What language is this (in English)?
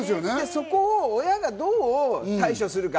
Japanese